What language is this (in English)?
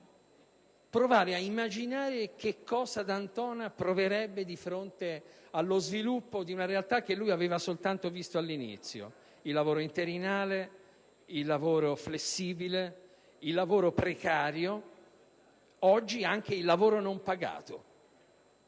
Italian